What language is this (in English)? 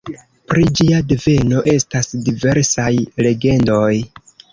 Esperanto